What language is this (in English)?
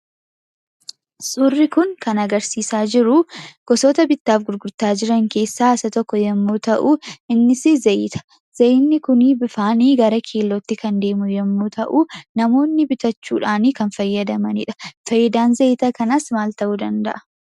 Oromo